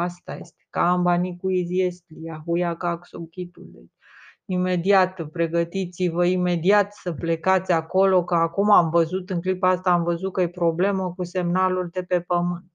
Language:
Romanian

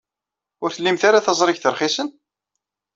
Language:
Kabyle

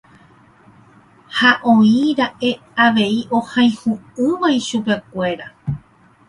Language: Guarani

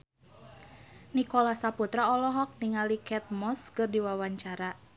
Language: Sundanese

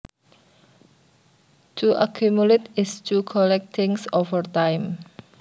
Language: Javanese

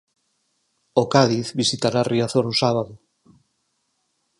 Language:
Galician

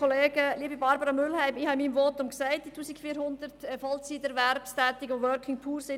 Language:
Swiss German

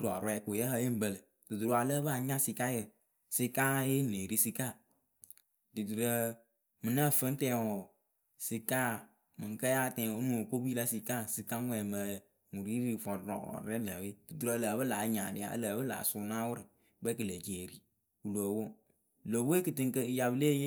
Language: Akebu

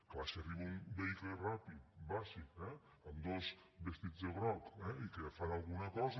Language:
Catalan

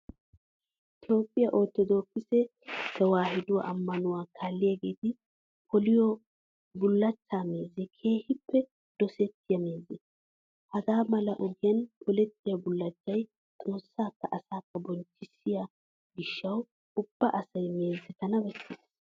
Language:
Wolaytta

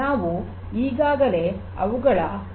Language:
Kannada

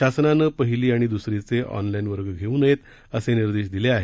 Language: Marathi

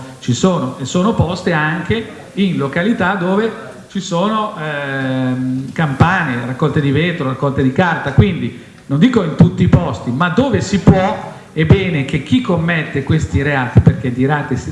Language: Italian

